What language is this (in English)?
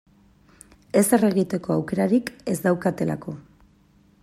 Basque